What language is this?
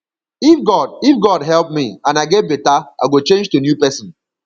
Nigerian Pidgin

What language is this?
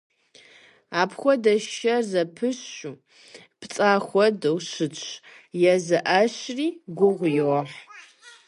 Kabardian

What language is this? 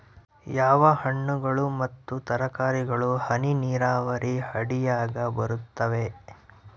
Kannada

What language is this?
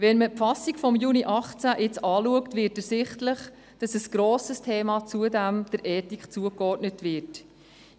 Swiss German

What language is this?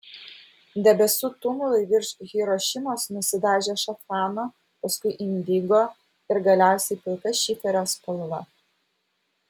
Lithuanian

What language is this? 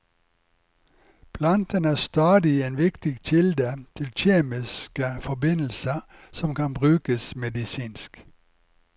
Norwegian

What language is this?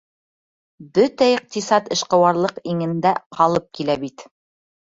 Bashkir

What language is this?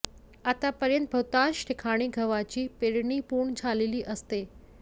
Marathi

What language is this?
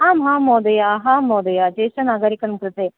Sanskrit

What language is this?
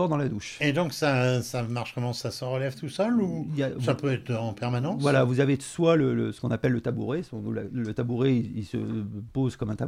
French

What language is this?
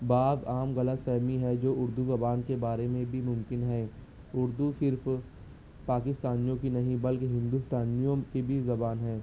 Urdu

